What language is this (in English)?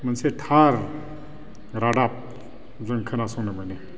Bodo